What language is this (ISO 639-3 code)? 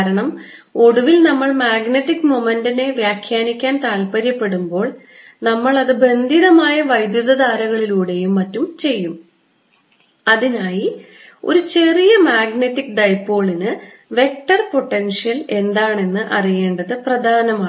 mal